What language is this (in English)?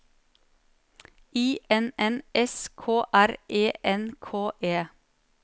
Norwegian